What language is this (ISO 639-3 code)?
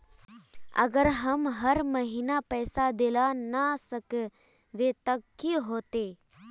mag